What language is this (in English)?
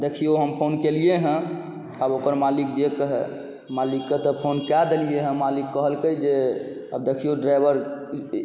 Maithili